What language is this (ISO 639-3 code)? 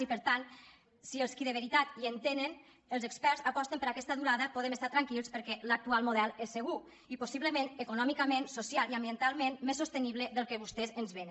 cat